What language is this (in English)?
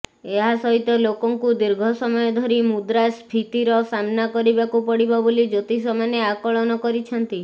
Odia